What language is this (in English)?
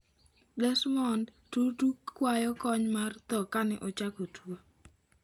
Luo (Kenya and Tanzania)